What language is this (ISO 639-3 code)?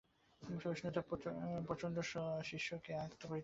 ben